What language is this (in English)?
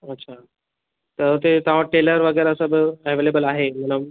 Sindhi